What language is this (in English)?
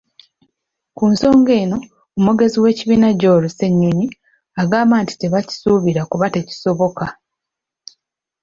Ganda